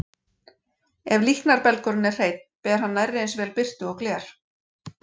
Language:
Icelandic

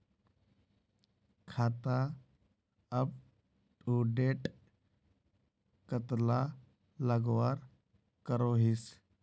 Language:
Magahi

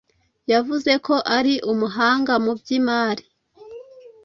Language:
Kinyarwanda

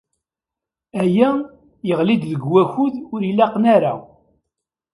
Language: Kabyle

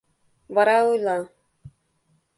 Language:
Mari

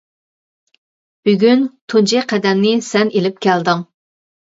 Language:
Uyghur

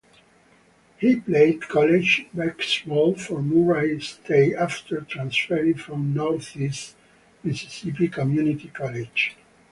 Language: English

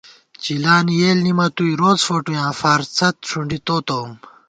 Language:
Gawar-Bati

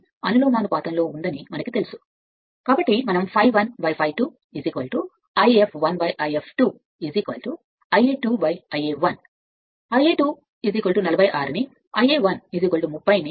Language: Telugu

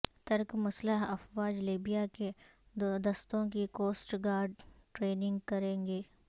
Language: Urdu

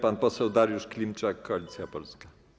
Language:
Polish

